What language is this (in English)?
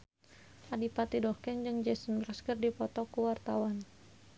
Sundanese